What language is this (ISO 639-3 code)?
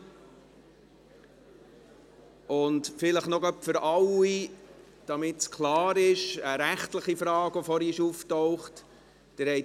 gsw